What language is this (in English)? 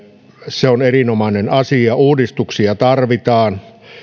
Finnish